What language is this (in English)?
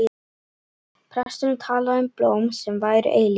Icelandic